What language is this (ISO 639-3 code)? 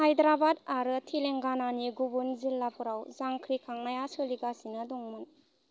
brx